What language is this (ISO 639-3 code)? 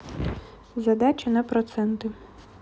rus